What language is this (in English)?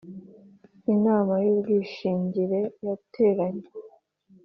Kinyarwanda